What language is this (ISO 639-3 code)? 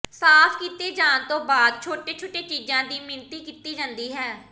pan